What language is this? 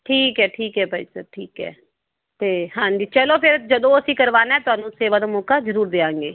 Punjabi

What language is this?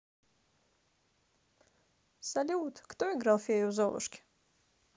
Russian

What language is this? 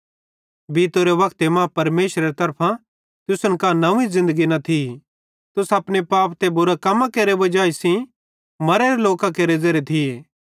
Bhadrawahi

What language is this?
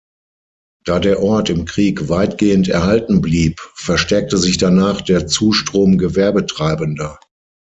German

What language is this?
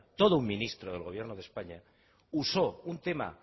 Spanish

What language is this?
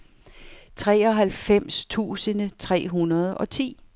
Danish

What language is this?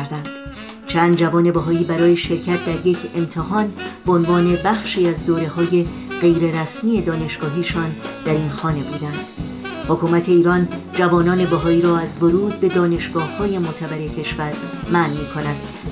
Persian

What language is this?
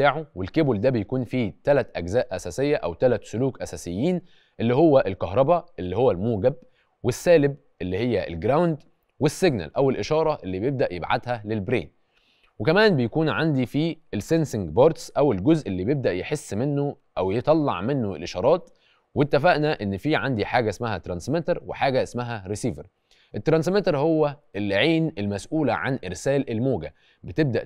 Arabic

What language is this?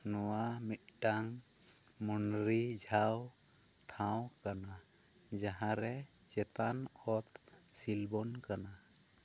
Santali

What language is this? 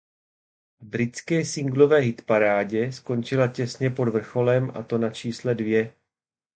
Czech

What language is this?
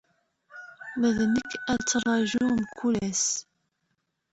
Kabyle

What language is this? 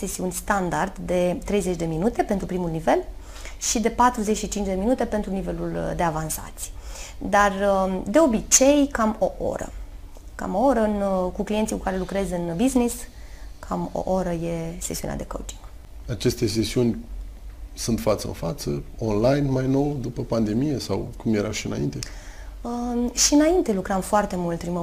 Romanian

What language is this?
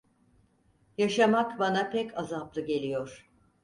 Turkish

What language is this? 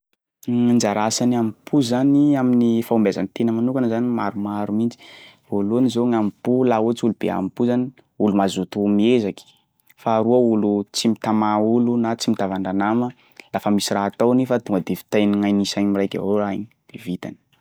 Sakalava Malagasy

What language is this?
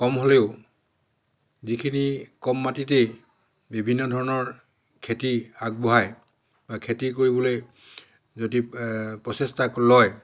Assamese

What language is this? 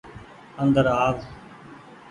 Goaria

